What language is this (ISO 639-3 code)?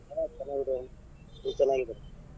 kan